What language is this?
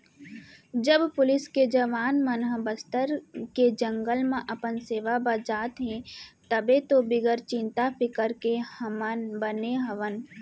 Chhattisgarhi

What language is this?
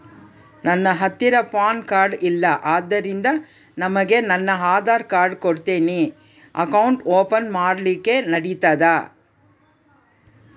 Kannada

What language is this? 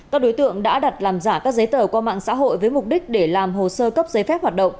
Vietnamese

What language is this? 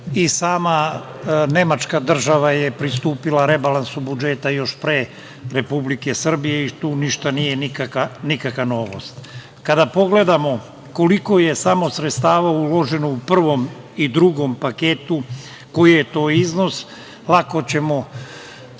Serbian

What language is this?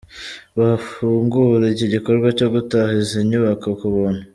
Kinyarwanda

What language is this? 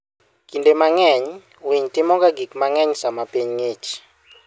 Luo (Kenya and Tanzania)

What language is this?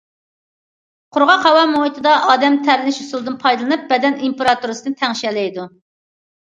Uyghur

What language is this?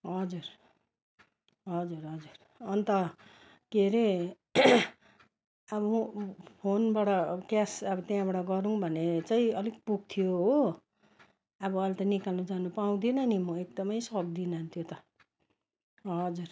Nepali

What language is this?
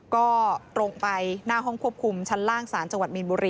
Thai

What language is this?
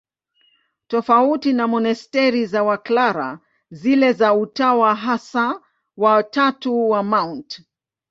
Swahili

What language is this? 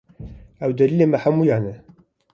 Kurdish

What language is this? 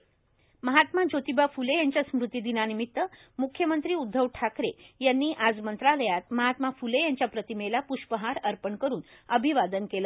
Marathi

